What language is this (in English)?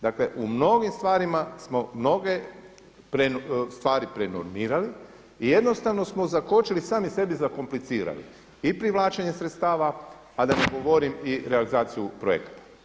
Croatian